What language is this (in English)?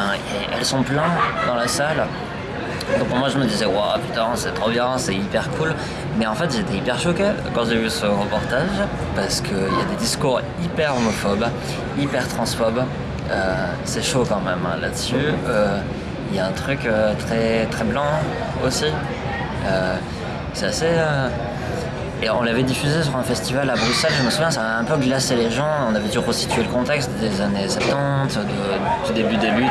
French